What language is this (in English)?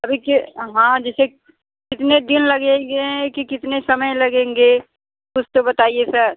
Hindi